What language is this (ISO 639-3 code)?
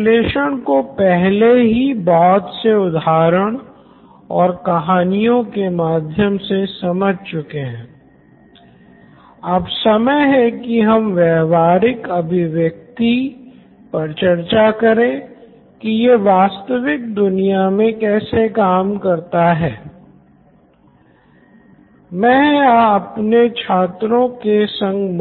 hin